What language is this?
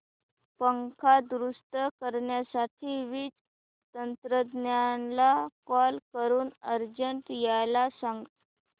Marathi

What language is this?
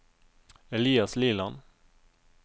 Norwegian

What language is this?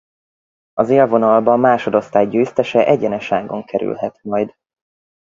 Hungarian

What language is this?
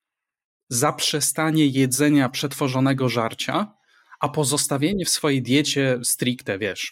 Polish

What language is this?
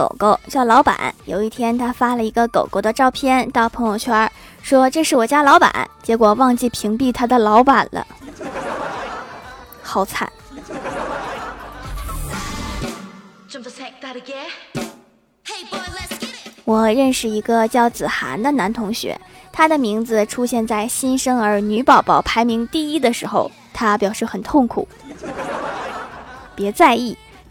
Chinese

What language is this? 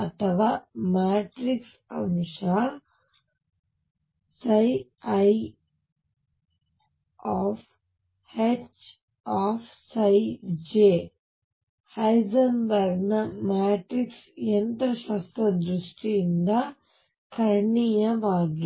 Kannada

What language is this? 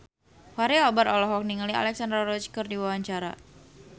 Sundanese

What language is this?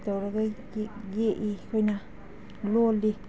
Manipuri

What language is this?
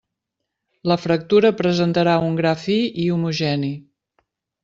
Catalan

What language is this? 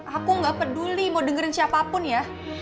Indonesian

